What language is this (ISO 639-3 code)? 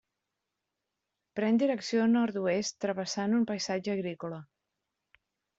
cat